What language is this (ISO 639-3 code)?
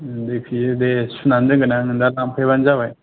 brx